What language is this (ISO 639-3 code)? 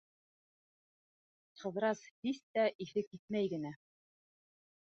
bak